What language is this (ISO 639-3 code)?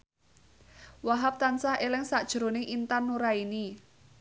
jav